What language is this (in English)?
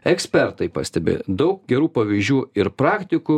Lithuanian